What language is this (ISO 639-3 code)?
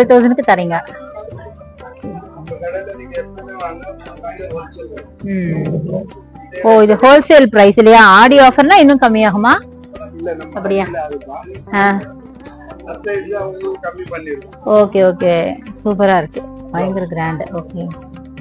tam